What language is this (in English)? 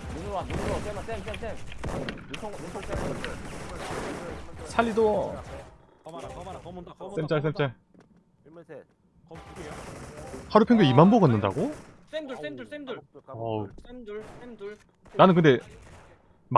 Korean